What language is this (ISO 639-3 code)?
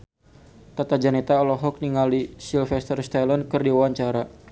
sun